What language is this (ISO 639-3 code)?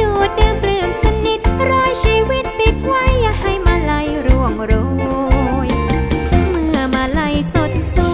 tha